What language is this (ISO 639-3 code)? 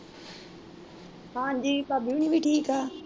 pan